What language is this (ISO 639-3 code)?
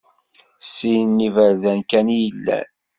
kab